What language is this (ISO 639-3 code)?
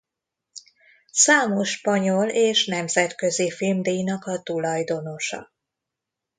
hun